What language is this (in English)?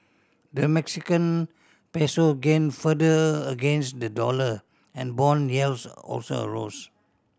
English